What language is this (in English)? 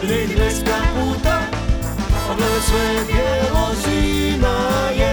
Croatian